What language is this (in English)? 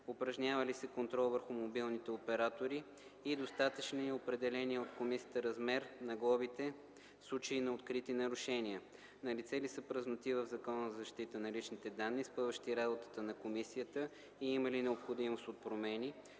Bulgarian